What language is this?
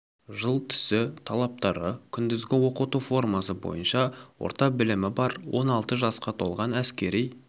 Kazakh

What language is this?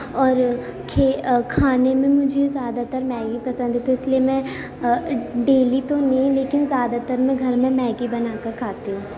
Urdu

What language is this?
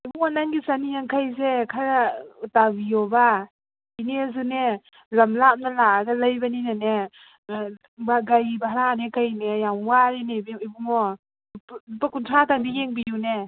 Manipuri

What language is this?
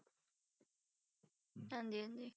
Punjabi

